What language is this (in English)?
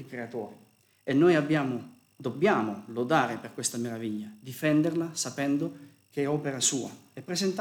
Italian